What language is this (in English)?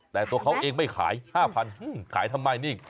Thai